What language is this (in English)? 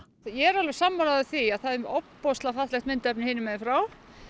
Icelandic